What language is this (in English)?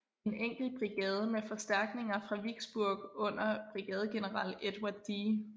Danish